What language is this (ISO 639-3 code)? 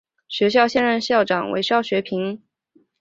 zho